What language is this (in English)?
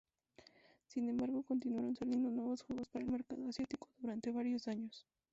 Spanish